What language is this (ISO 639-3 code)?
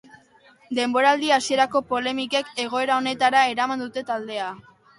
eus